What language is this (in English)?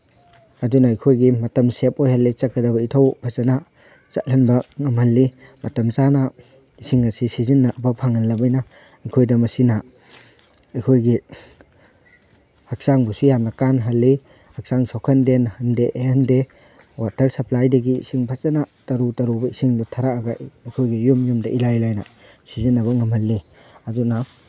Manipuri